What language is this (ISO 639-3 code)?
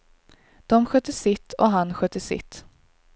swe